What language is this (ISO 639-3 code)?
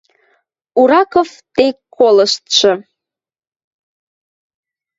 mrj